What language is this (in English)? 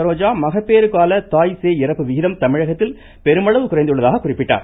Tamil